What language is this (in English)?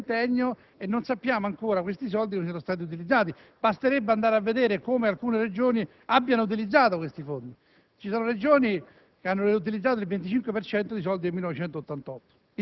Italian